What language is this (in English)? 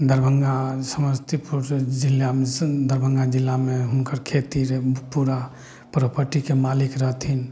Maithili